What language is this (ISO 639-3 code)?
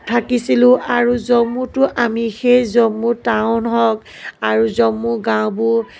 asm